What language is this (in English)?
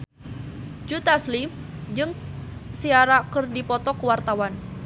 Sundanese